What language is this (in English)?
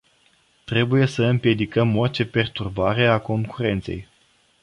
Romanian